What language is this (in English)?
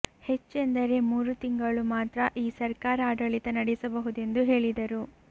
Kannada